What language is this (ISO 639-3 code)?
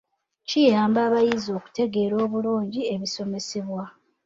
lug